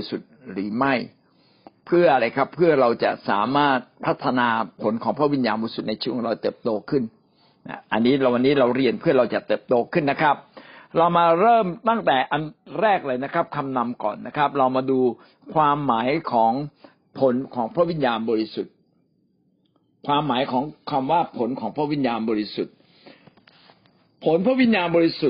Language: Thai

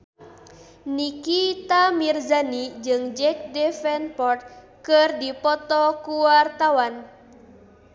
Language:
Sundanese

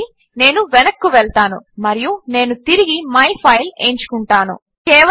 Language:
Telugu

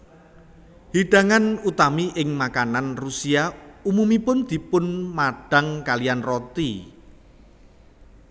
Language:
Javanese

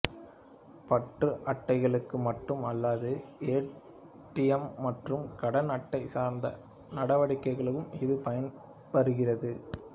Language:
Tamil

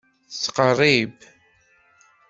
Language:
Kabyle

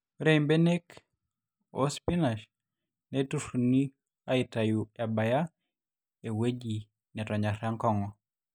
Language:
Masai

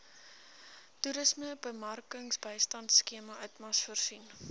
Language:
Afrikaans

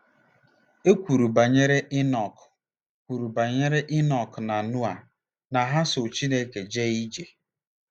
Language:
Igbo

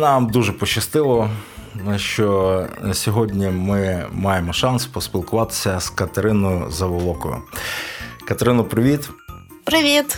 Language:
Ukrainian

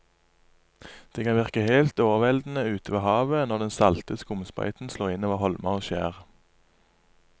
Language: Norwegian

